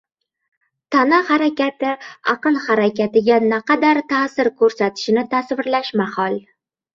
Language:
Uzbek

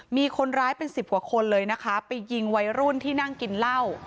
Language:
Thai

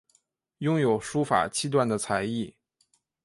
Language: Chinese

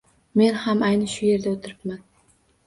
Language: Uzbek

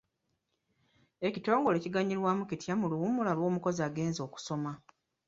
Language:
Ganda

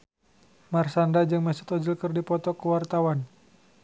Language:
Sundanese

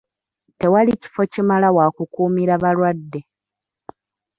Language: Ganda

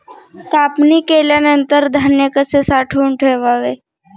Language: Marathi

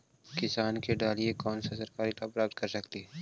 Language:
Magahi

